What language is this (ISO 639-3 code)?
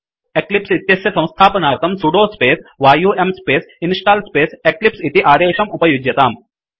san